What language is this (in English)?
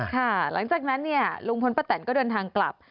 Thai